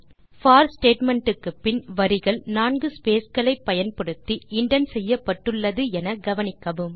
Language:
Tamil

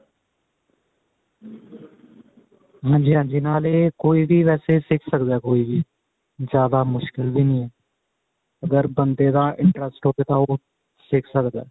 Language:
Punjabi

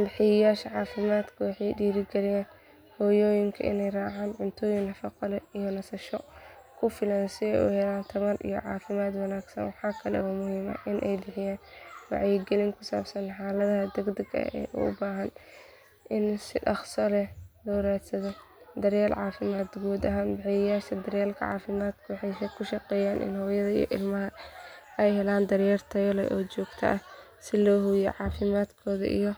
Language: Somali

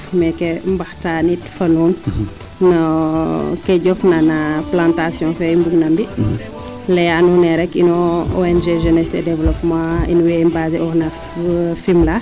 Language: Serer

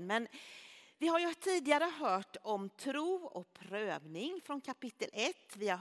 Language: Swedish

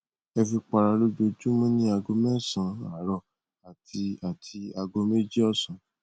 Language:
Yoruba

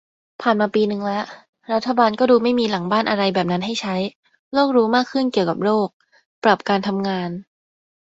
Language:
Thai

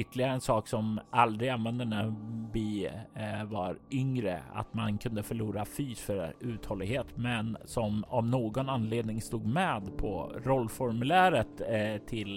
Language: Swedish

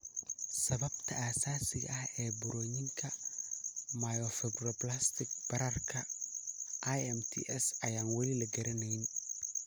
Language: Somali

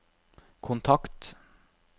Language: Norwegian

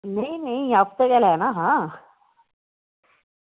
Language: Dogri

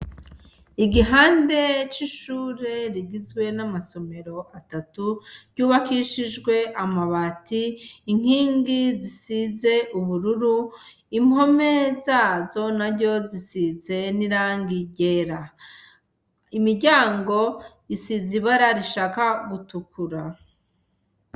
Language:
Rundi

